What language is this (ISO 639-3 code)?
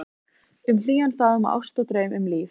isl